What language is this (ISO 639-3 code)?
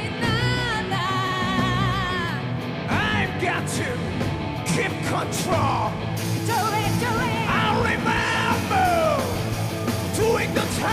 kor